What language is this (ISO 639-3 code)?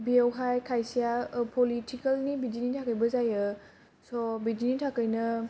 brx